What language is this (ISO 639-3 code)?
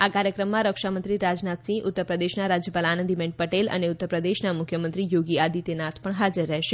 guj